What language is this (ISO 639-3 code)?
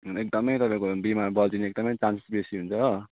nep